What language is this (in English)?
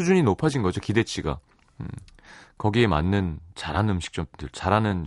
Korean